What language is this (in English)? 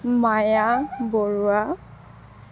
Assamese